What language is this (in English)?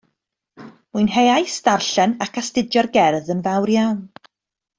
Welsh